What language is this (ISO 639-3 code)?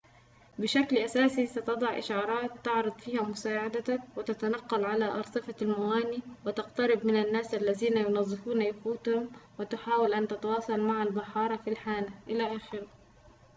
ara